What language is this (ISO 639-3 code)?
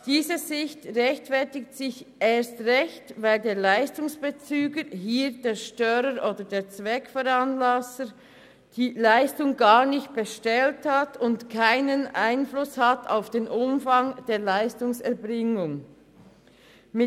gsw